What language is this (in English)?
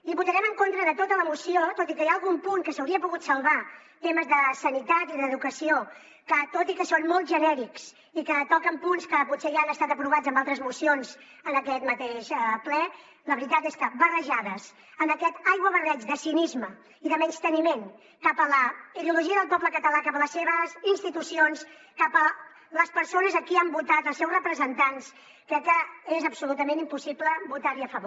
Catalan